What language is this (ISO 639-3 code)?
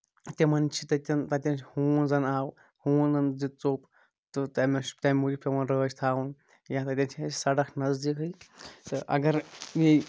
kas